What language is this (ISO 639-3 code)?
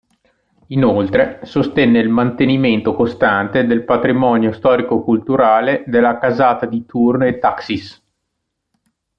ita